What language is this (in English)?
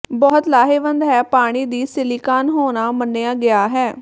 Punjabi